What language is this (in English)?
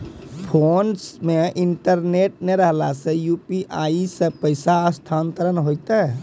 Maithili